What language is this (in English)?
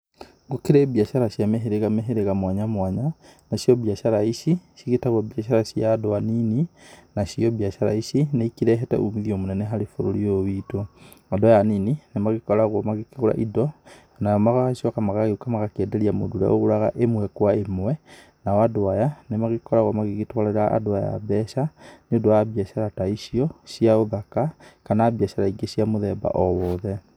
Kikuyu